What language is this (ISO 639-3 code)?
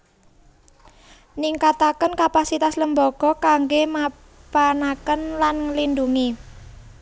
jav